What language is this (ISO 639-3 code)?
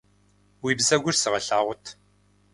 kbd